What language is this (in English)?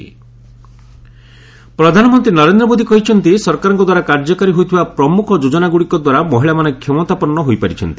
Odia